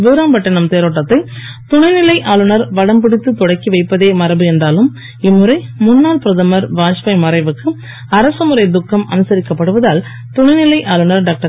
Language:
Tamil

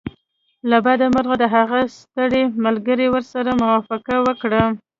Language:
Pashto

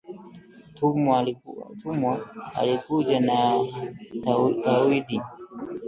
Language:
Swahili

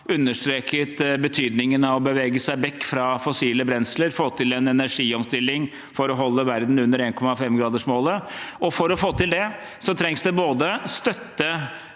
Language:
Norwegian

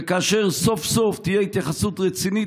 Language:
Hebrew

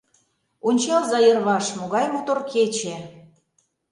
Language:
Mari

